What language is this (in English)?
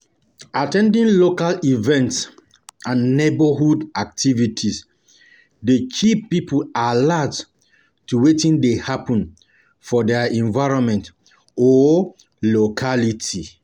Nigerian Pidgin